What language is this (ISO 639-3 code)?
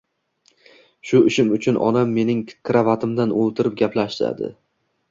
uzb